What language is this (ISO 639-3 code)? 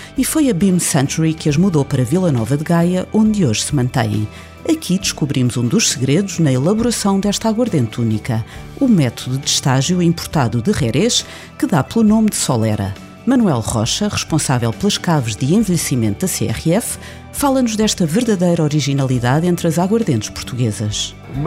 por